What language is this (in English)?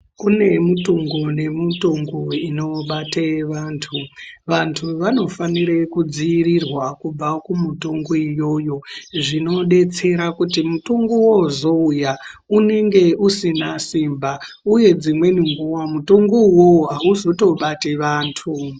Ndau